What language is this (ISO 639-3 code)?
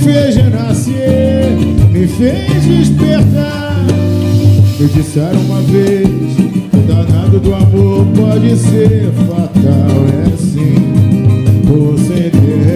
por